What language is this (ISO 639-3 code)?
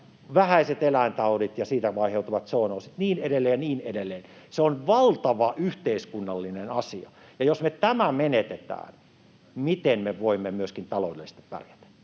fin